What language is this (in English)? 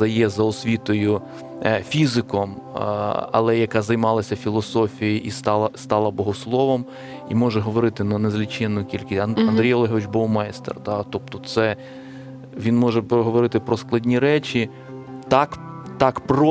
Ukrainian